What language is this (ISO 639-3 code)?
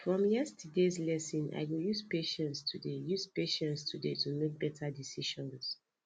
pcm